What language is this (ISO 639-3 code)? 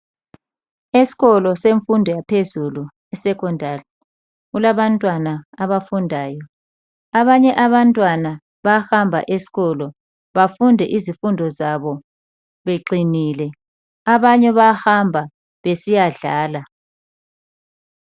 nde